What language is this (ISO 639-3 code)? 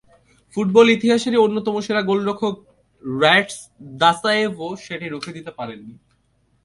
ben